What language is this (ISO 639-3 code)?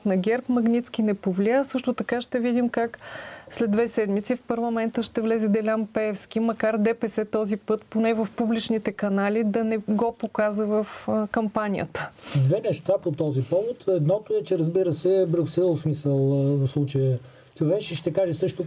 bul